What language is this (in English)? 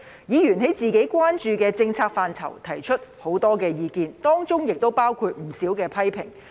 Cantonese